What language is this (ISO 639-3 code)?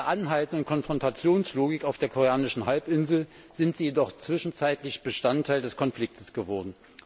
deu